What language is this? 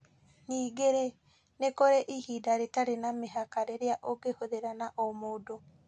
Kikuyu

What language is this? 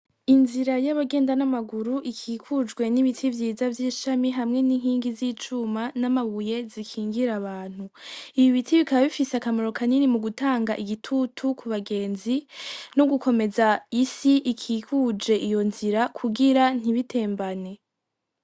Rundi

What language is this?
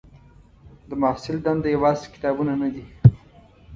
Pashto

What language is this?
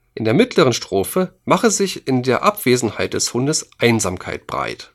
German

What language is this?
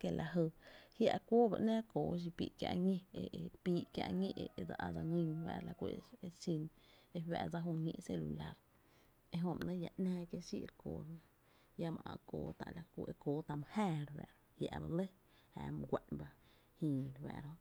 Tepinapa Chinantec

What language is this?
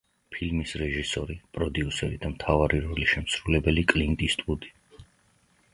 Georgian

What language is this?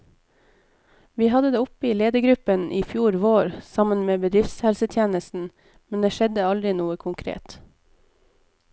Norwegian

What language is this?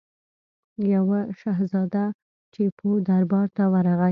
Pashto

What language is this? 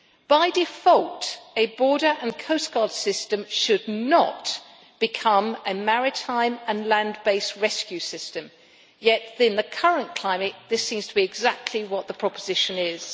English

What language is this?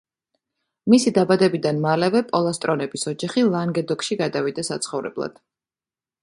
Georgian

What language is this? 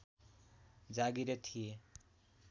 Nepali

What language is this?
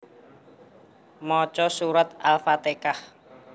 Javanese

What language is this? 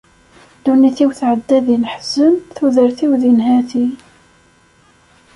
Kabyle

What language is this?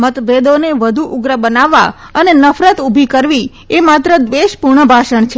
Gujarati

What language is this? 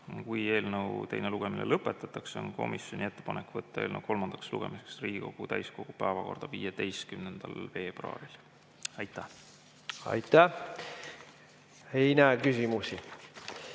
Estonian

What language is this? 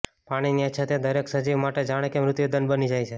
Gujarati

